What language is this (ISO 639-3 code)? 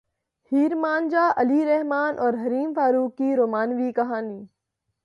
urd